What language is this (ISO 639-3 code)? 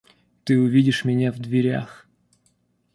rus